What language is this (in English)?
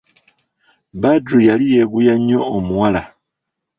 Ganda